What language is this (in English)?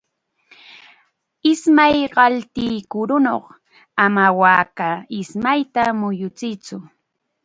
Chiquián Ancash Quechua